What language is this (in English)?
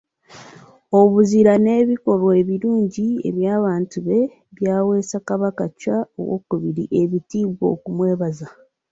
Ganda